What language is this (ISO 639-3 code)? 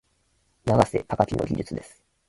jpn